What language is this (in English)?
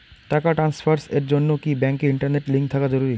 Bangla